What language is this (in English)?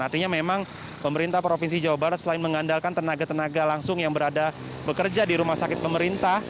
Indonesian